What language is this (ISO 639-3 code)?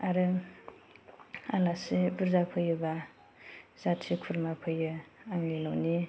brx